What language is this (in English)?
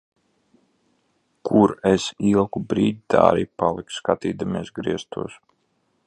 Latvian